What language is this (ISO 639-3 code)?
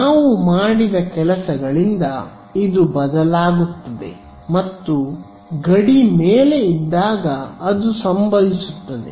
kan